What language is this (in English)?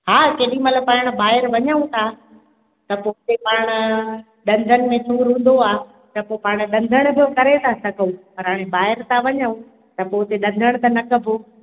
Sindhi